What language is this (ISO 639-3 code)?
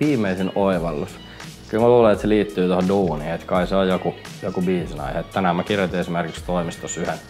fin